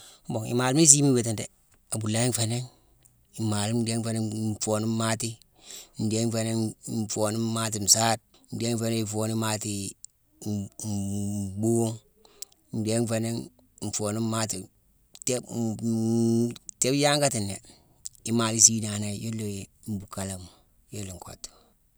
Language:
Mansoanka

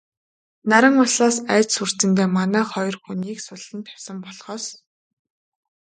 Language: Mongolian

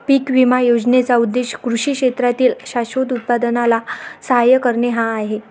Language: Marathi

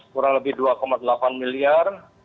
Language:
Indonesian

